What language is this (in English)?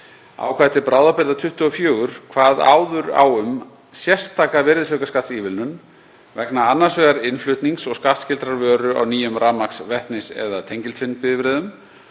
Icelandic